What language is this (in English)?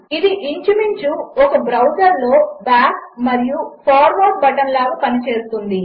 Telugu